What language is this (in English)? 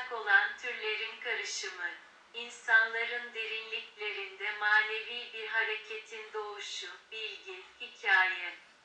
Turkish